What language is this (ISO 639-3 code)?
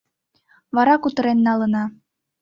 chm